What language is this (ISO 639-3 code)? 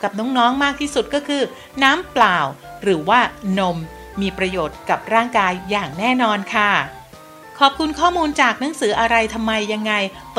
tha